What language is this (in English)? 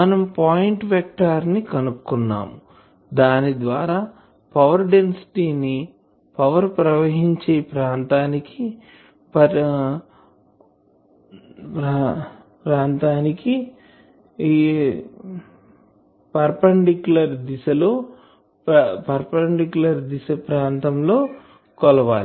Telugu